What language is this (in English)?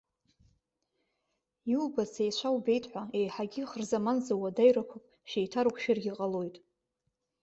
Abkhazian